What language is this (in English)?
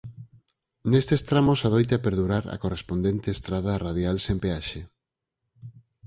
Galician